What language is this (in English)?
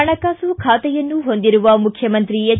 Kannada